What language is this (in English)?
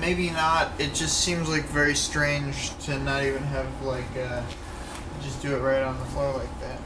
English